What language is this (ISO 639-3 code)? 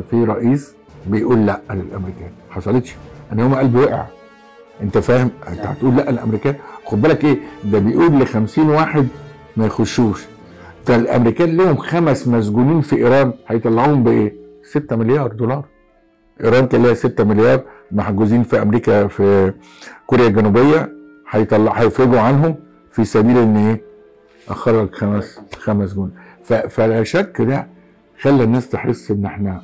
ara